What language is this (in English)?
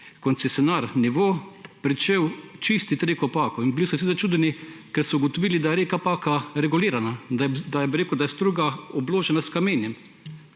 Slovenian